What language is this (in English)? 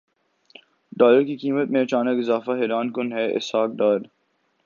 Urdu